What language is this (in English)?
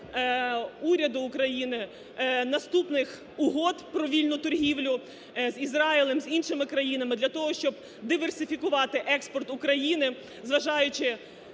Ukrainian